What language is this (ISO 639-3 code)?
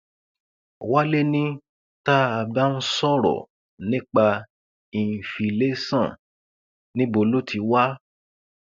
yor